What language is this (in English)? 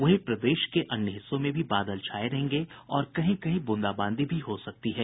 Hindi